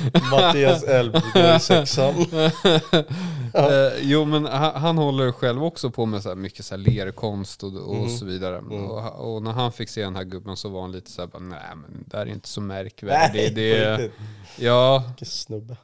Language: Swedish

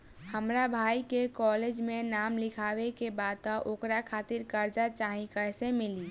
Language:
Bhojpuri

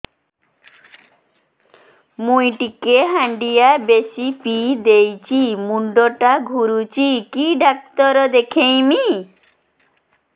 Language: Odia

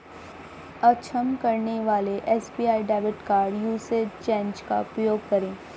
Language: Hindi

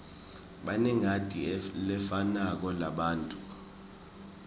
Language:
Swati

